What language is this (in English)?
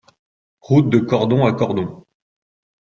French